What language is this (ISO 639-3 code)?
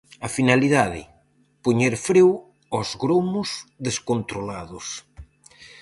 glg